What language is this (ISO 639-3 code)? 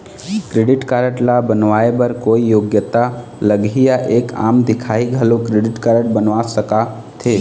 hne